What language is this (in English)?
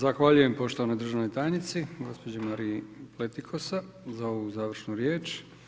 Croatian